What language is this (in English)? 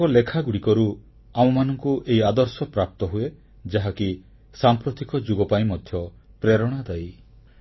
Odia